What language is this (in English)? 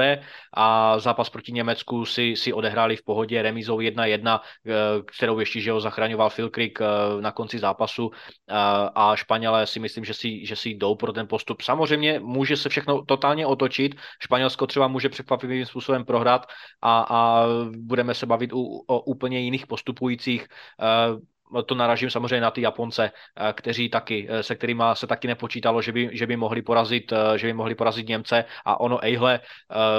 Czech